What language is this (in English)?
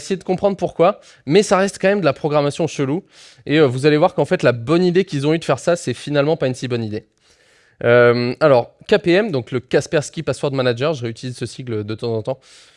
French